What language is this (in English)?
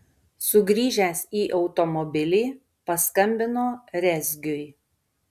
Lithuanian